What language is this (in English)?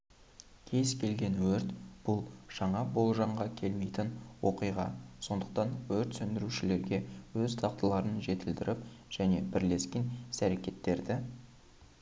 Kazakh